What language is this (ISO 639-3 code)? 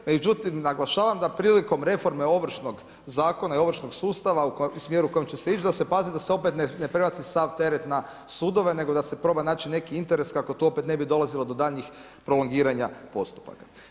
hrv